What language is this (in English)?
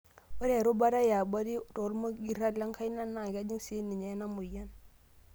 Masai